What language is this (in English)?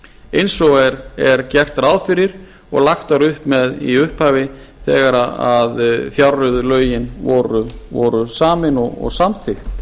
Icelandic